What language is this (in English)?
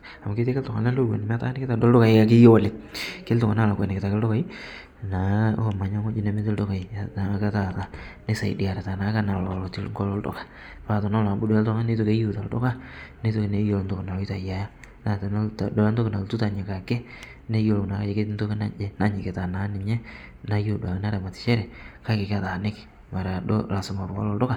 Masai